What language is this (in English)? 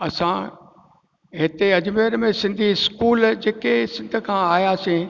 Sindhi